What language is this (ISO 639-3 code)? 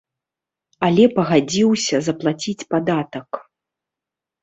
bel